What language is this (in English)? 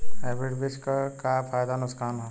Bhojpuri